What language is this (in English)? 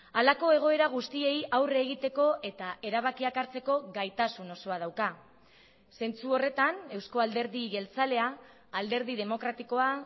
Basque